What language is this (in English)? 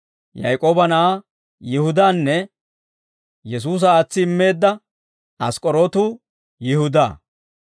Dawro